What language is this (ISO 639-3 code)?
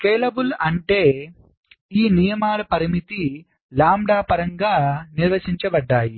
tel